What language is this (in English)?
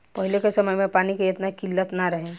Bhojpuri